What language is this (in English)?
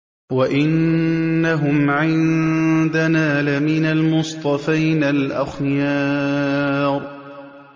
Arabic